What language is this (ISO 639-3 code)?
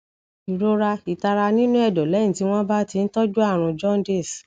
yor